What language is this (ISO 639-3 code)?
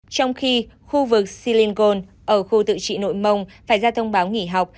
vie